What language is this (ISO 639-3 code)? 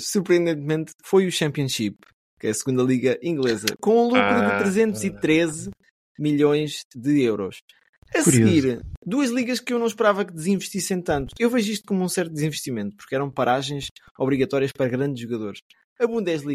por